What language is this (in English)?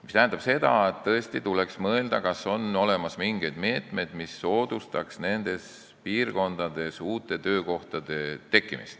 Estonian